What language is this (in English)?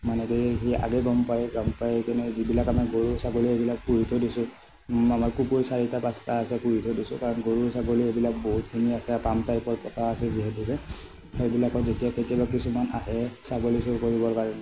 Assamese